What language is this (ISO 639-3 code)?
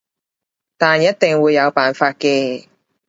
yue